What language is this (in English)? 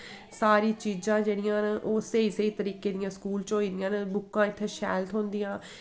Dogri